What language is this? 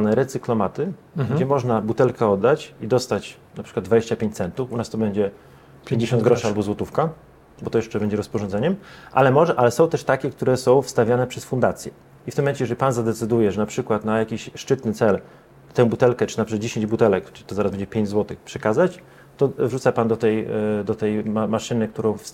Polish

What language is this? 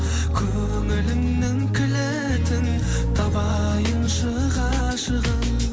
Kazakh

